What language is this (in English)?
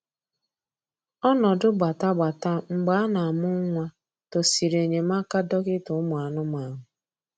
Igbo